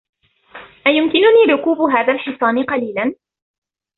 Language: Arabic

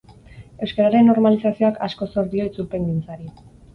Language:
Basque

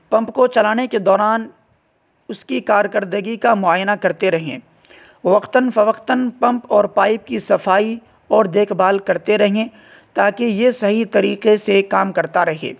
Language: Urdu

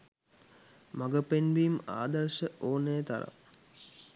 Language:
Sinhala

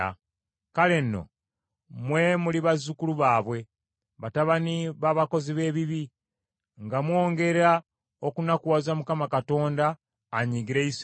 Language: Ganda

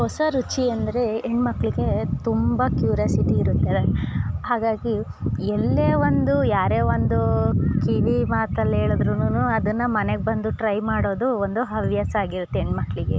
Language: Kannada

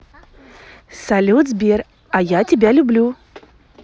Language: Russian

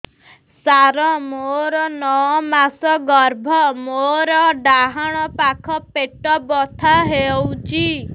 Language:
Odia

